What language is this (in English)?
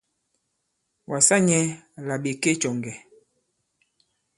Bankon